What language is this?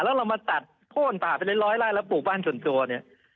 Thai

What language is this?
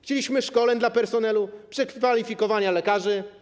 Polish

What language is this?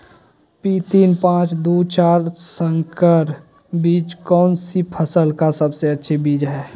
Magahi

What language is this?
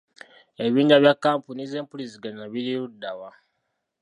Ganda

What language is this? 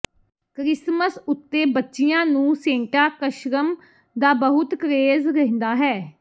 Punjabi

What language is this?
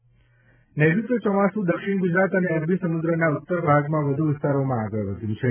Gujarati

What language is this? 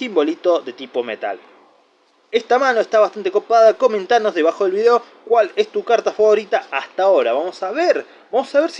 Spanish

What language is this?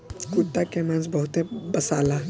Bhojpuri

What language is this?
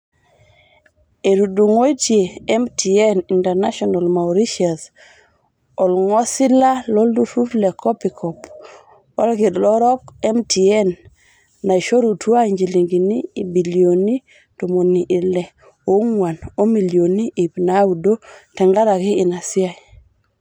Masai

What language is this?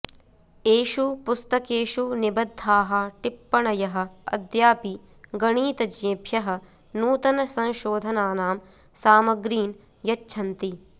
Sanskrit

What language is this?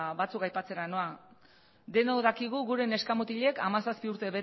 Basque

